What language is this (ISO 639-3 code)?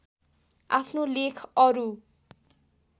nep